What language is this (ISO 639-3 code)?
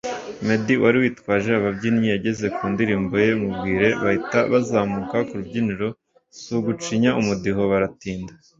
kin